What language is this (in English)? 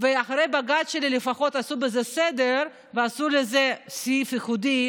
Hebrew